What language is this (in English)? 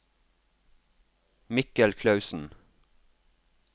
Norwegian